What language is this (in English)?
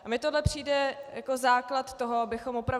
Czech